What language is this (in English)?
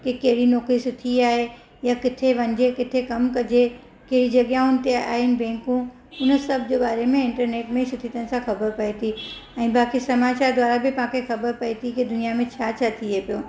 Sindhi